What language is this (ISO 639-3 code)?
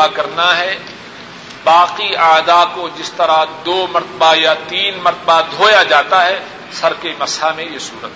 urd